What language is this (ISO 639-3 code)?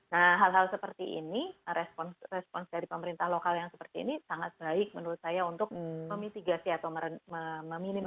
ind